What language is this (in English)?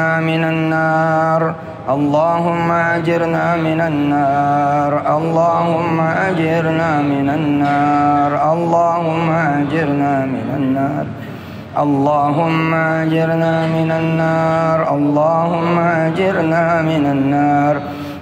Arabic